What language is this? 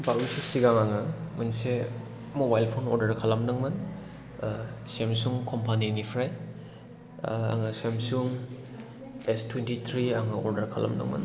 Bodo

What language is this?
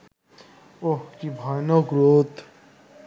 Bangla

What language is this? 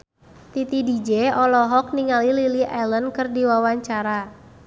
Sundanese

